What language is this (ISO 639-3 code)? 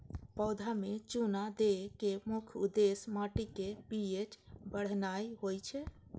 mai